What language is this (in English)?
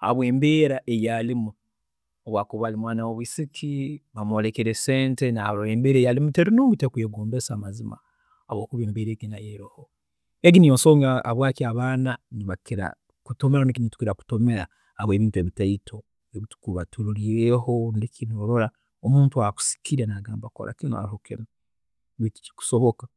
Tooro